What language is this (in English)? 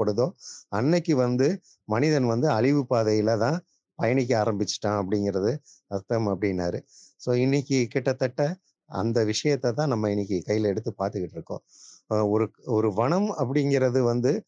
Tamil